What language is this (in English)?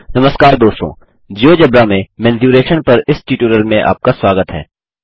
Hindi